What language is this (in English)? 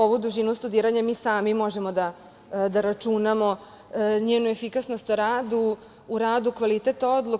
Serbian